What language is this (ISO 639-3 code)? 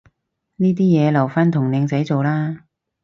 yue